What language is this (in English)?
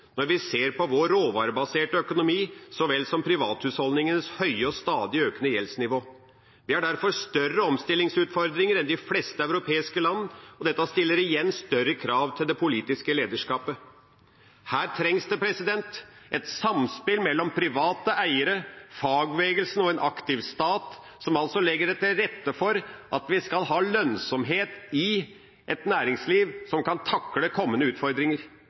Norwegian Bokmål